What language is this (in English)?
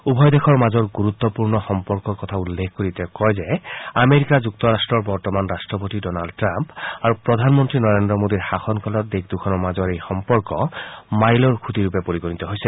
Assamese